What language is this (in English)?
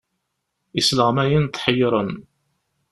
Kabyle